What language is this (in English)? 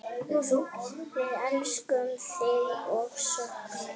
Icelandic